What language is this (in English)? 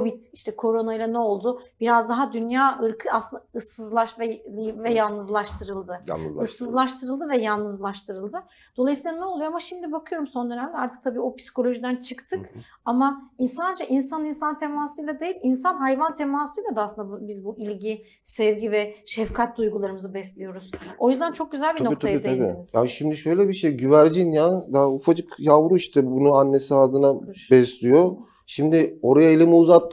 Turkish